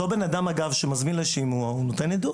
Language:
Hebrew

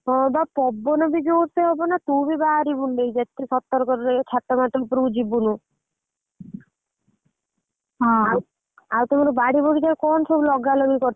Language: Odia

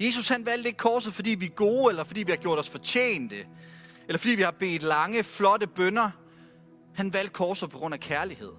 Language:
Danish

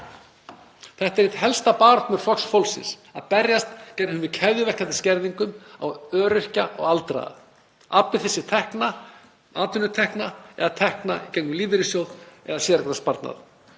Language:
Icelandic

